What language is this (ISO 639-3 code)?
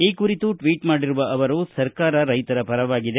kan